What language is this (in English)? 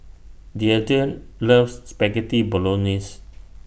English